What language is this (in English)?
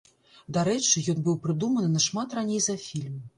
Belarusian